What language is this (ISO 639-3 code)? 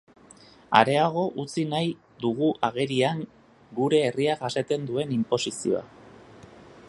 eus